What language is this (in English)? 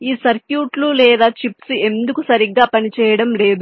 Telugu